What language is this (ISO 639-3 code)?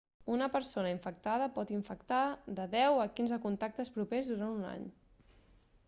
cat